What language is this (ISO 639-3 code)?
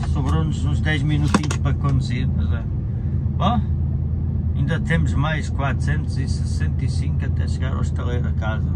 por